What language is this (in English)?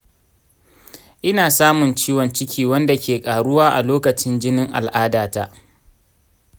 Hausa